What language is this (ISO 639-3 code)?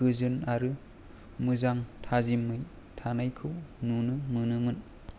brx